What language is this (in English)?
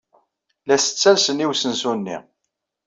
Kabyle